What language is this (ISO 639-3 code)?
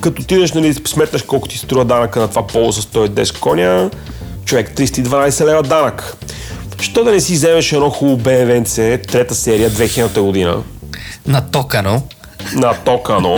bul